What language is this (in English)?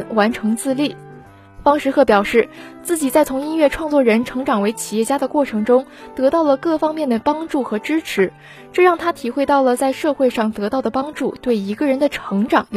Chinese